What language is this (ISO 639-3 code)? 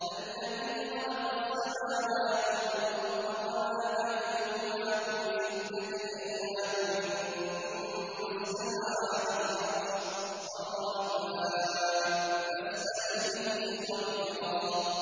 ara